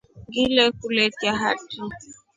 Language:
Rombo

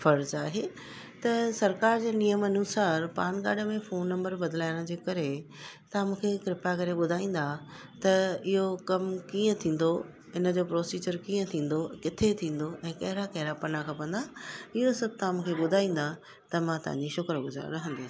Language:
Sindhi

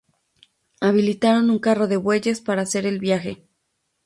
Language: Spanish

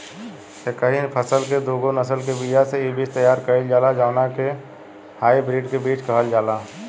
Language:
Bhojpuri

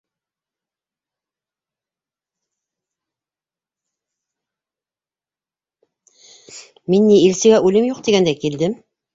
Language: Bashkir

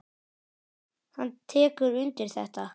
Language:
Icelandic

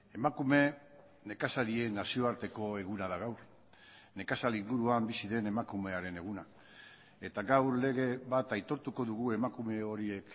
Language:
Basque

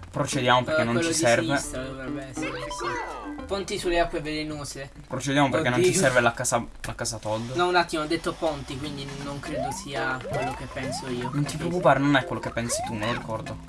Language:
Italian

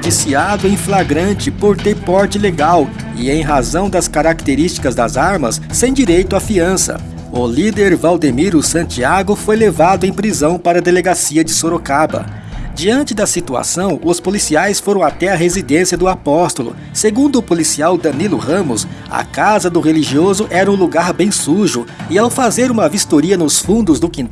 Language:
Portuguese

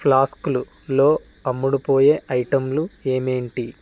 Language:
Telugu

